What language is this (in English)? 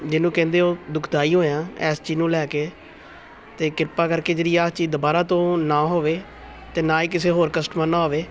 Punjabi